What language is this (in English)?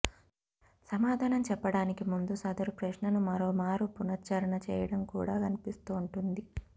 Telugu